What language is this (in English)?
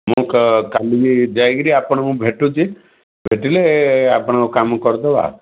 Odia